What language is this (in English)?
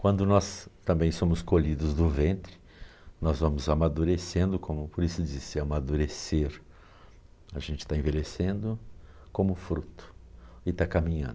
Portuguese